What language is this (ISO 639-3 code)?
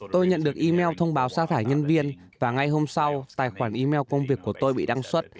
vie